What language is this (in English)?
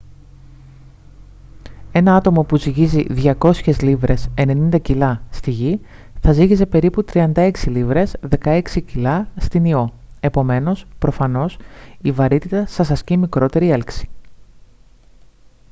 Greek